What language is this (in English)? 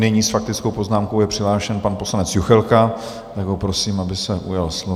Czech